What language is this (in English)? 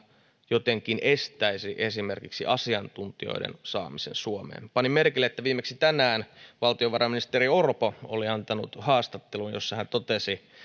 Finnish